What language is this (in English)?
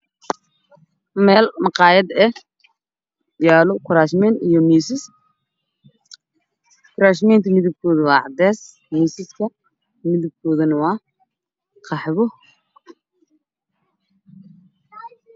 Somali